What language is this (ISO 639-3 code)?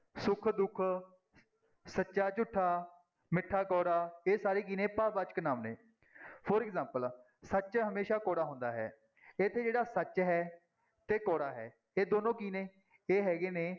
pan